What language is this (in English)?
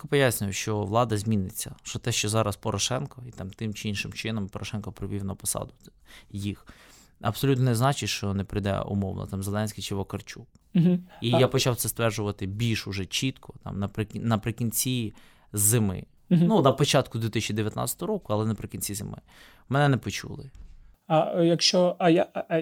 Ukrainian